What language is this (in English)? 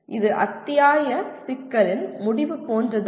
Tamil